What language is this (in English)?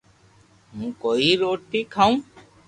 Loarki